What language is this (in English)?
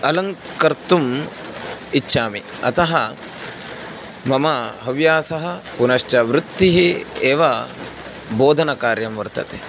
Sanskrit